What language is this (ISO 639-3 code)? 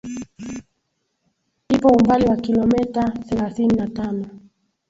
swa